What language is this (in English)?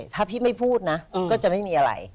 Thai